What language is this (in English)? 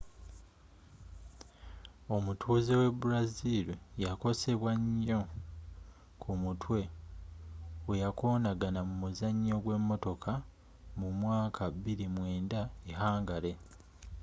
Ganda